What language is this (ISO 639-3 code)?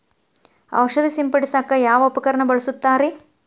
kan